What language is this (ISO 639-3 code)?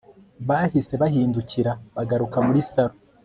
kin